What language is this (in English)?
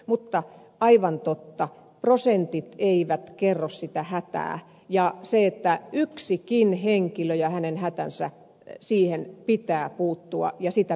Finnish